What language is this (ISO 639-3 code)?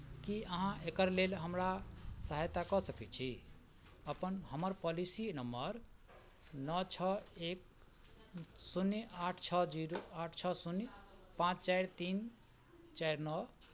mai